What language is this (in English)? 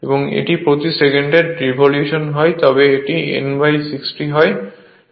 Bangla